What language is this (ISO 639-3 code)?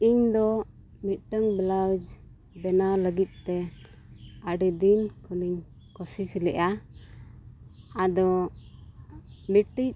sat